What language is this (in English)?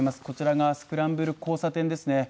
Japanese